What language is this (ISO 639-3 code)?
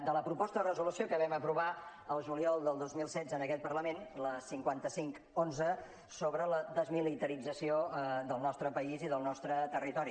cat